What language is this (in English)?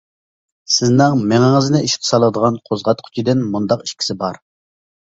Uyghur